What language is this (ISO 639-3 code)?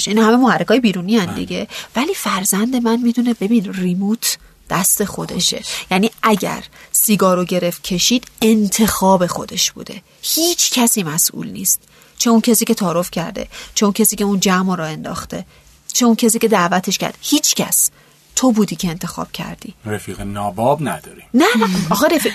fas